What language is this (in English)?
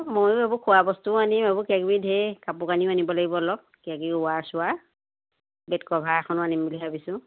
Assamese